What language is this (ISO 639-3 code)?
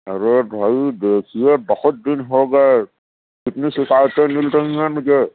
urd